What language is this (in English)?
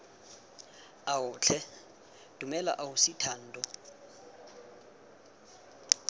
Tswana